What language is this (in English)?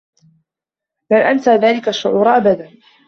Arabic